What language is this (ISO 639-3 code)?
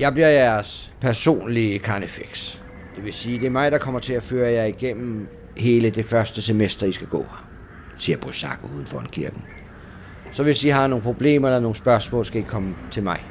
dan